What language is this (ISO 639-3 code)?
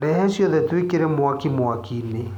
kik